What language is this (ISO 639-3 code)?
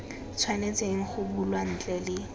tsn